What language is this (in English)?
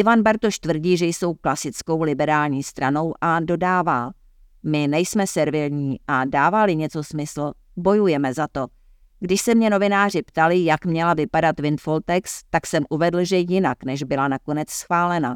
Czech